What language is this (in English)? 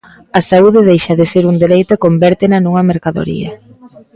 Galician